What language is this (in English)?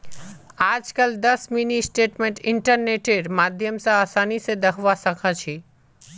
Magahi